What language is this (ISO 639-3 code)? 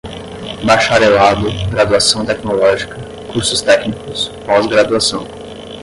por